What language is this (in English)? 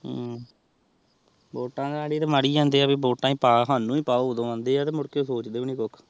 Punjabi